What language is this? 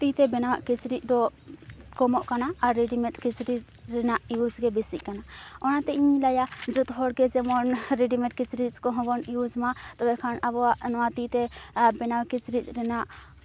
Santali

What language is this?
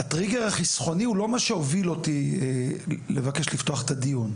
Hebrew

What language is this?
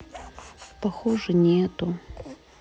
Russian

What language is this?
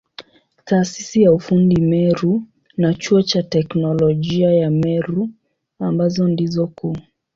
Swahili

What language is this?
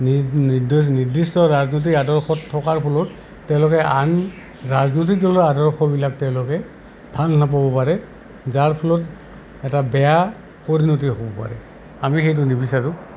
Assamese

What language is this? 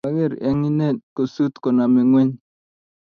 Kalenjin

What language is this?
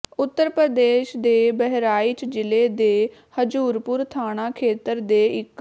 Punjabi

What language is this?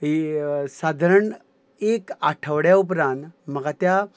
Konkani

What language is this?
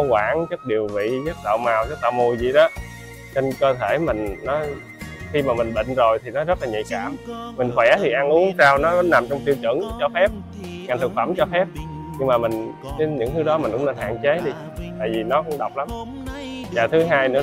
Vietnamese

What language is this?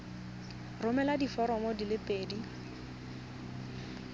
Tswana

